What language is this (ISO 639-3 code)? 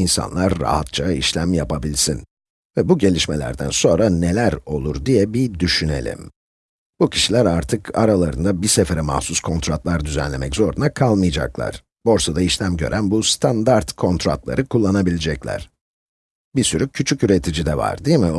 tur